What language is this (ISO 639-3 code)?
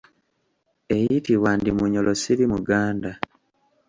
lug